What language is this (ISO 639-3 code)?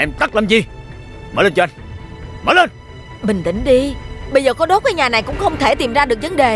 vie